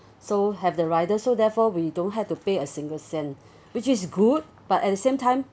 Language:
English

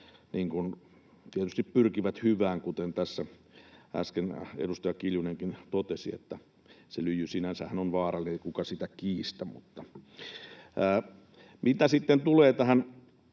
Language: Finnish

